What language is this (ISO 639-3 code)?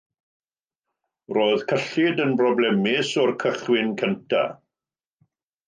cym